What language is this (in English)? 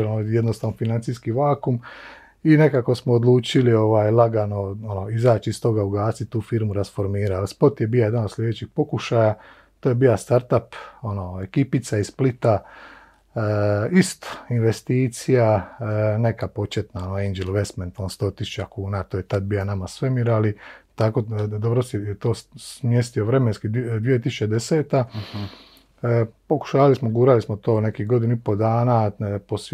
Croatian